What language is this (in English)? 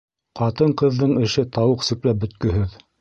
Bashkir